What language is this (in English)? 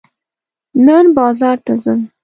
Pashto